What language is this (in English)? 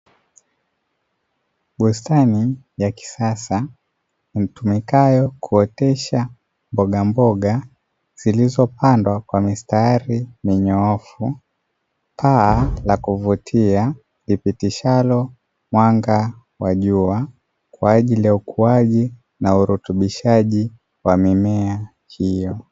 Swahili